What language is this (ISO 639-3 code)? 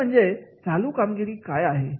mar